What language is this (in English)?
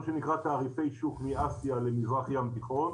Hebrew